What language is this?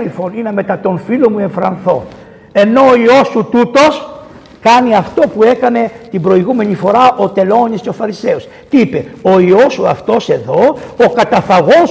Greek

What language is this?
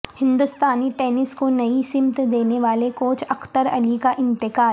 Urdu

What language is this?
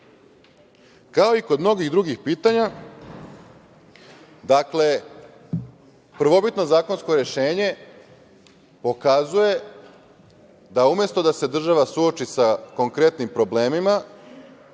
Serbian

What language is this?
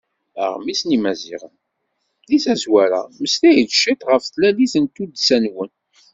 Kabyle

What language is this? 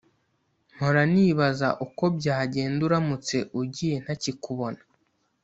Kinyarwanda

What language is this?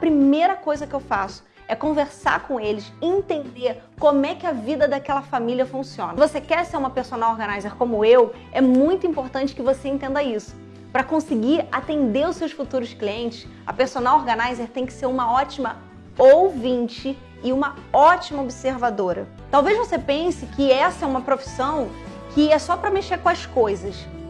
Portuguese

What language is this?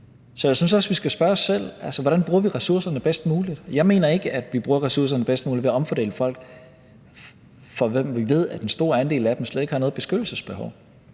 Danish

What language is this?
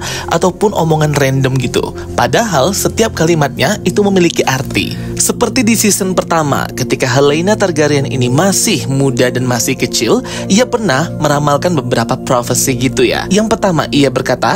Indonesian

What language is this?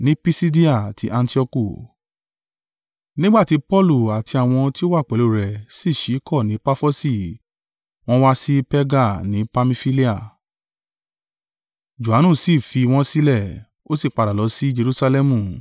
Yoruba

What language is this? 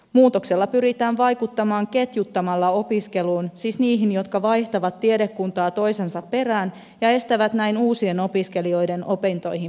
Finnish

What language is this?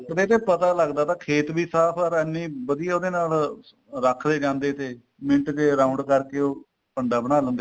Punjabi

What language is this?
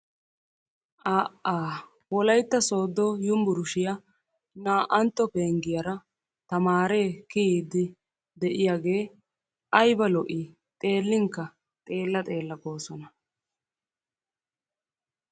Wolaytta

